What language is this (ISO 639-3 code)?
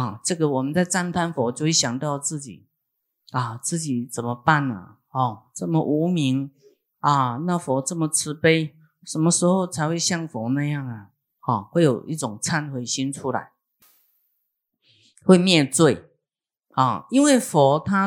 zho